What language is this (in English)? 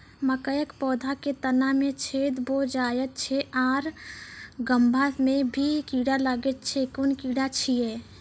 Maithili